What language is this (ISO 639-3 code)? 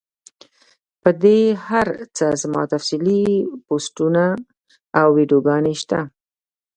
pus